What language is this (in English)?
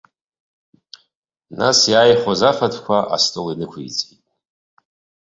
Abkhazian